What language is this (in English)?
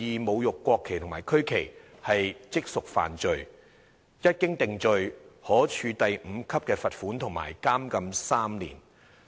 Cantonese